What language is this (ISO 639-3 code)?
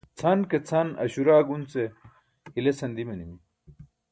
bsk